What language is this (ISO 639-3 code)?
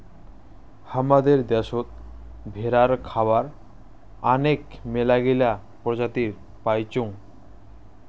ben